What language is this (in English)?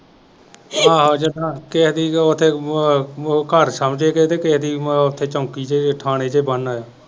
Punjabi